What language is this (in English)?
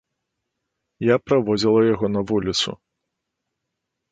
Belarusian